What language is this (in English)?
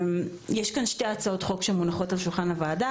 Hebrew